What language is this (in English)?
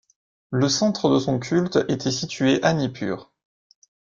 French